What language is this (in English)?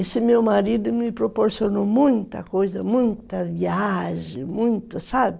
Portuguese